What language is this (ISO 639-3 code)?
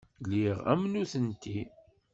kab